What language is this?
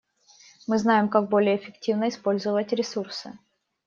Russian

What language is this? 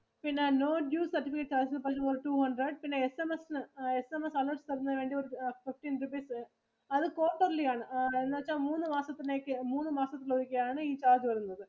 Malayalam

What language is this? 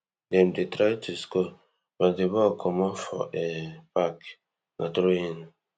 Nigerian Pidgin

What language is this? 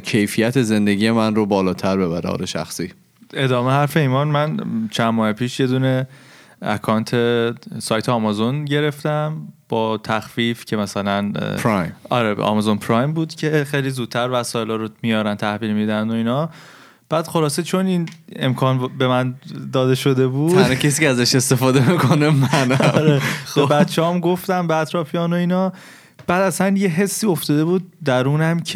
Persian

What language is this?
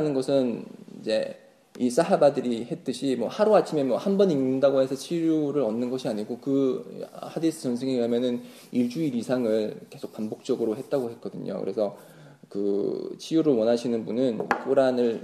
Korean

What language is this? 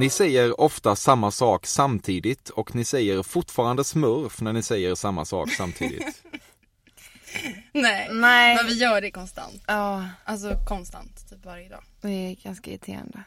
Swedish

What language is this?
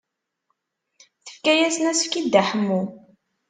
Kabyle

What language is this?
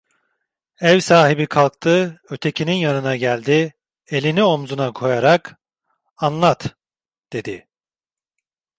Turkish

